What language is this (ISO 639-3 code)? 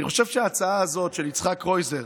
heb